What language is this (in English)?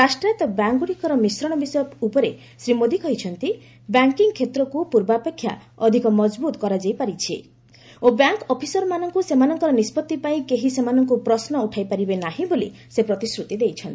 Odia